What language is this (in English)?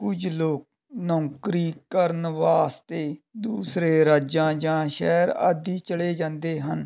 Punjabi